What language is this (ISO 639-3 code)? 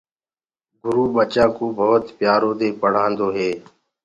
ggg